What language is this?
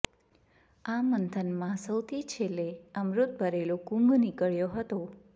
Gujarati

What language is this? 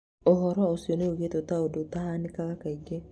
Kikuyu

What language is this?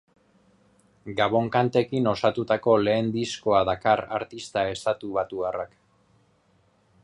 Basque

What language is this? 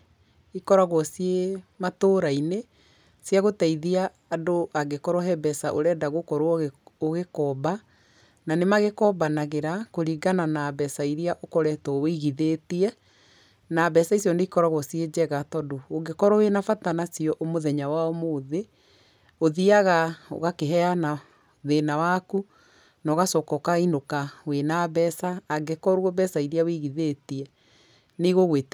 Kikuyu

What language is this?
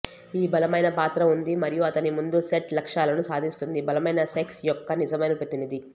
Telugu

